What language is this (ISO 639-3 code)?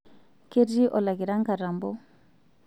mas